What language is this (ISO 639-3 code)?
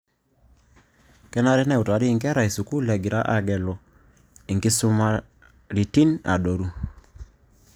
mas